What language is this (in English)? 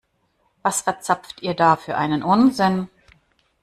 German